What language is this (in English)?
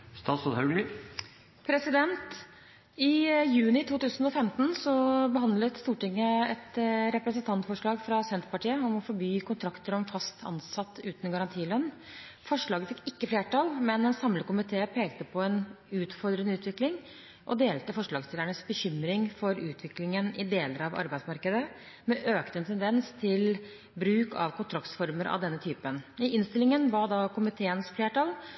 Norwegian Bokmål